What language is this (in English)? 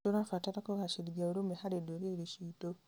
Kikuyu